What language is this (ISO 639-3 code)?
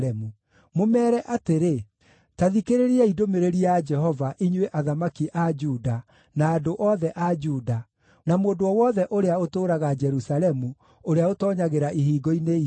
kik